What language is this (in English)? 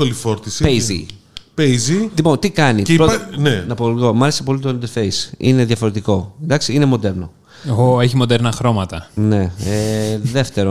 Greek